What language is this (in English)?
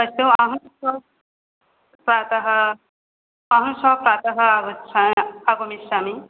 Sanskrit